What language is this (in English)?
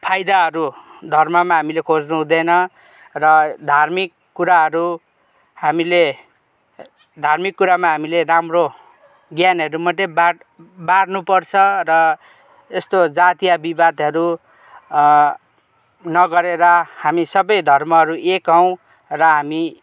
Nepali